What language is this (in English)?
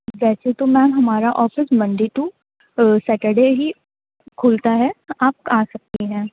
Urdu